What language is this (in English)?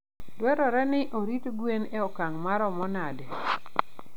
Luo (Kenya and Tanzania)